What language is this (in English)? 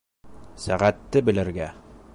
Bashkir